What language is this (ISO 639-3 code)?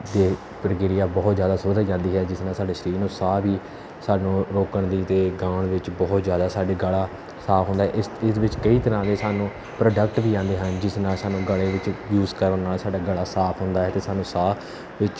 pan